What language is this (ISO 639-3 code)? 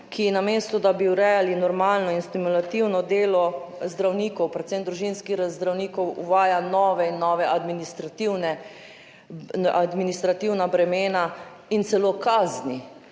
slv